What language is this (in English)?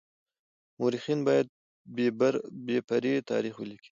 Pashto